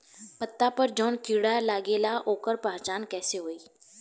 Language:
Bhojpuri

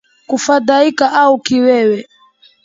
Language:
Swahili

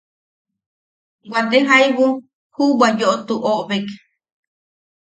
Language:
Yaqui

